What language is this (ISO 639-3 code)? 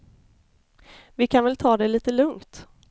swe